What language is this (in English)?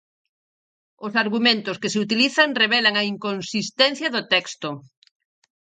Galician